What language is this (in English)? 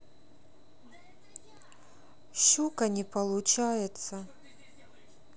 Russian